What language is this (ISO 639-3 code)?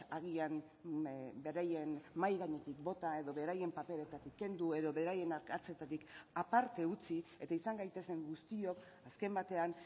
eus